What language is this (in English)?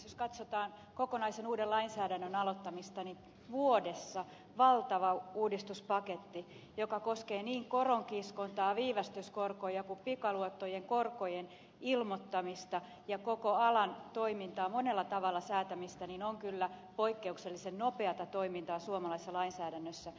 Finnish